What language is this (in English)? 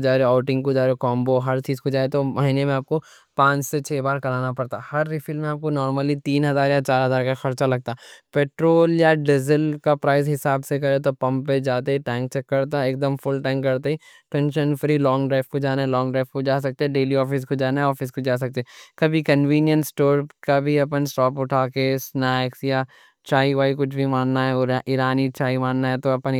Deccan